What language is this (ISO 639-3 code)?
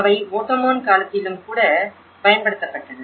tam